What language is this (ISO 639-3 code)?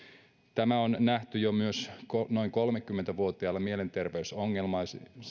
fin